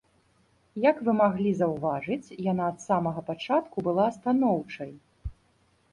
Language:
Belarusian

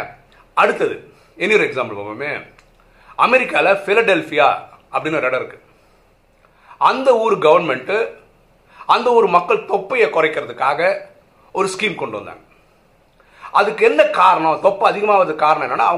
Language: Tamil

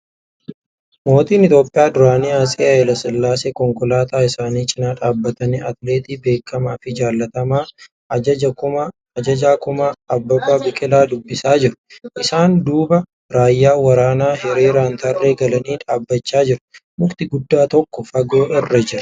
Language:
Oromo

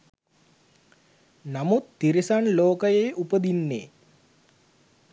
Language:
Sinhala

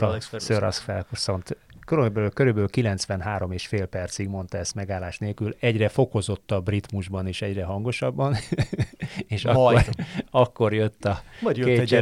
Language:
Hungarian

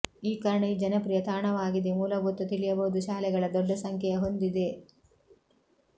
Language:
Kannada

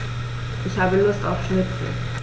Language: German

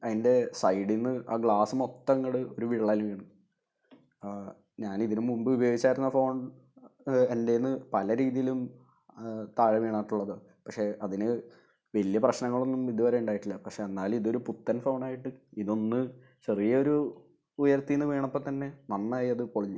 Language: Malayalam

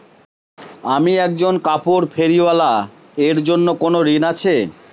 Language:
Bangla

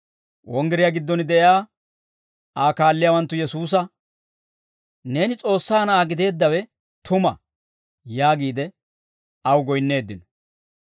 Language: Dawro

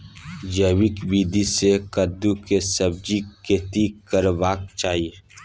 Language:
Maithili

